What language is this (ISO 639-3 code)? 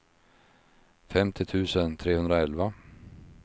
swe